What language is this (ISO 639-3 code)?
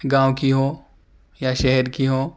urd